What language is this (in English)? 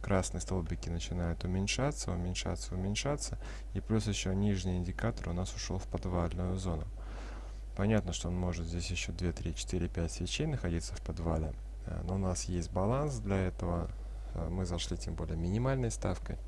Russian